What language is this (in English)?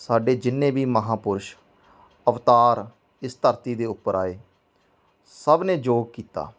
Punjabi